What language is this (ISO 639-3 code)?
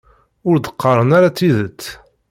kab